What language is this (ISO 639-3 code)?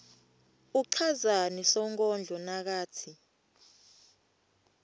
ssw